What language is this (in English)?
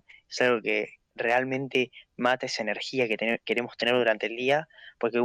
Spanish